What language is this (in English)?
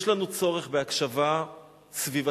Hebrew